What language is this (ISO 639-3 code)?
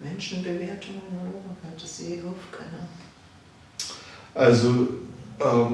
deu